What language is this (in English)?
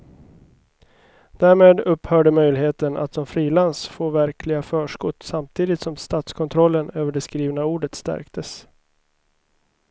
Swedish